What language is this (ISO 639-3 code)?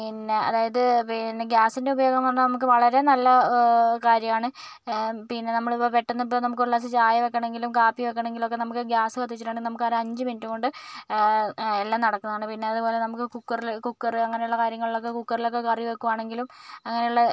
mal